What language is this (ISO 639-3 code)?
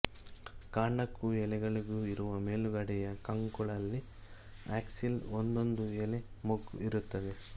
kan